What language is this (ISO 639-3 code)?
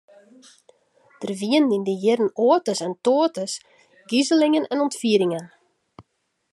fry